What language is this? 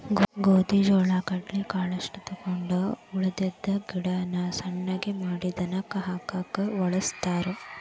Kannada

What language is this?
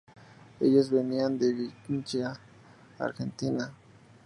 Spanish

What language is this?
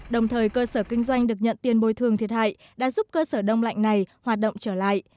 Vietnamese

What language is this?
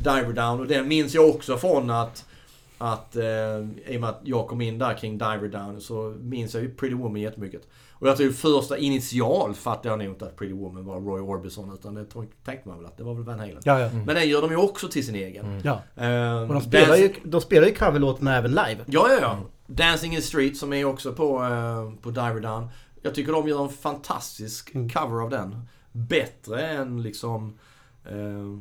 Swedish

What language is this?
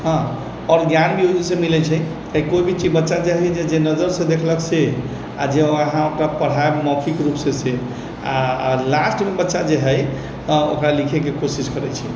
Maithili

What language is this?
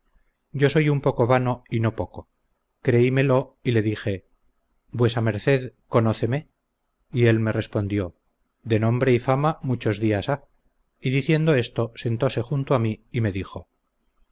Spanish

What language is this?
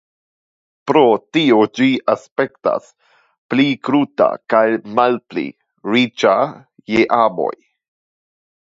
Esperanto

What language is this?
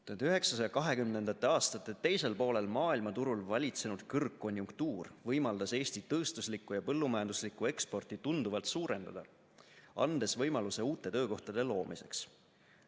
Estonian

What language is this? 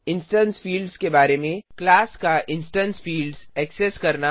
Hindi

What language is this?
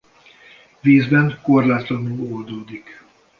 Hungarian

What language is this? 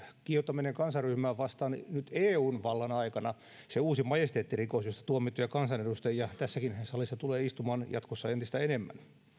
Finnish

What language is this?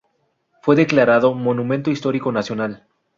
Spanish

